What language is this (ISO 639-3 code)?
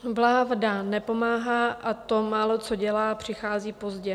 ces